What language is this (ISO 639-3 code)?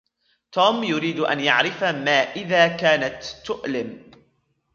ara